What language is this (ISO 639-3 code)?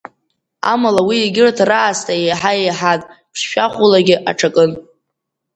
abk